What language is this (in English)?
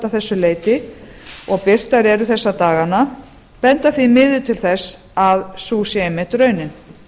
Icelandic